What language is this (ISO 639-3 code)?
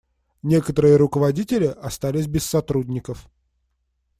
rus